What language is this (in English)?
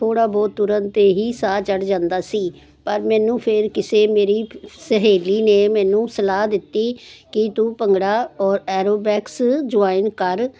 Punjabi